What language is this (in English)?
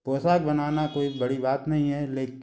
Hindi